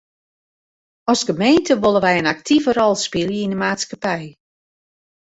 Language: Western Frisian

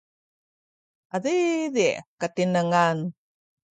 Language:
Sakizaya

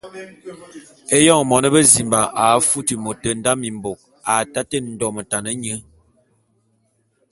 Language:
Bulu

